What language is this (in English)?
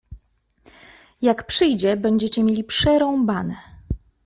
Polish